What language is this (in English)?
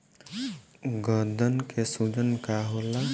Bhojpuri